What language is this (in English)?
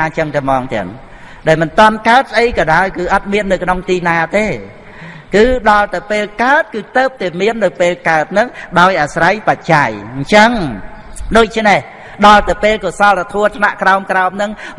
Vietnamese